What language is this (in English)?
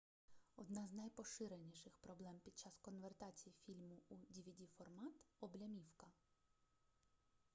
Ukrainian